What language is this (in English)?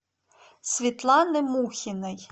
Russian